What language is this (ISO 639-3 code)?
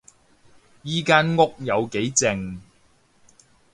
yue